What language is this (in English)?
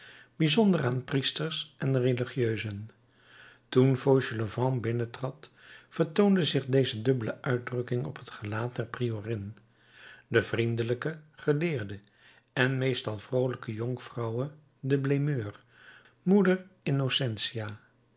Dutch